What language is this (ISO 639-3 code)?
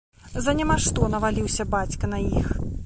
bel